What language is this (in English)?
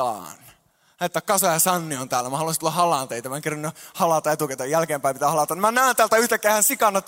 Finnish